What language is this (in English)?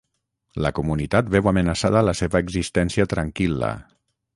Catalan